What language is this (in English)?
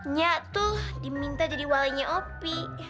Indonesian